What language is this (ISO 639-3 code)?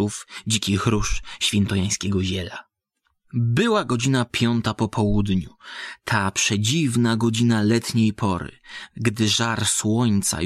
pol